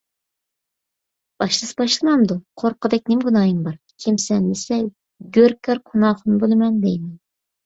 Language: Uyghur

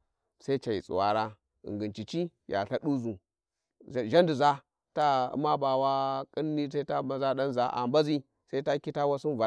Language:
Warji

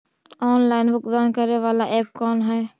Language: Magahi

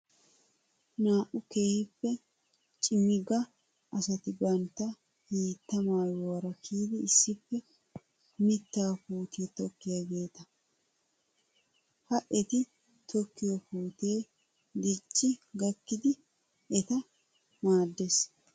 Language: Wolaytta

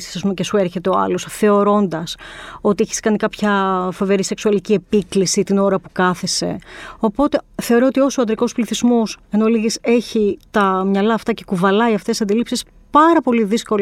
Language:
Greek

